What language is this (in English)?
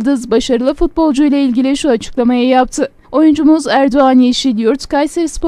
Turkish